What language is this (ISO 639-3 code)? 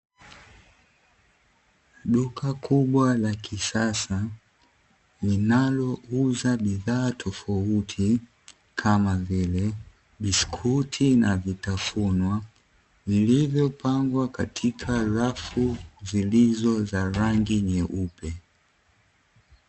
swa